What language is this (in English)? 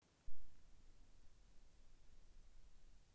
Russian